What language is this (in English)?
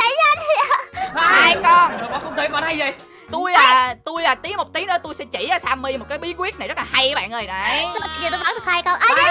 Vietnamese